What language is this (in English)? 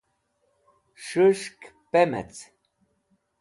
Wakhi